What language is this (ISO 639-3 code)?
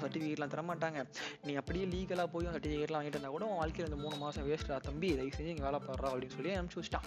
tam